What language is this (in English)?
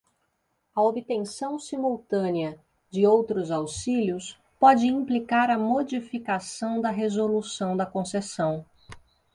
Portuguese